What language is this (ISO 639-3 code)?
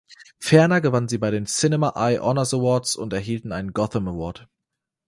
deu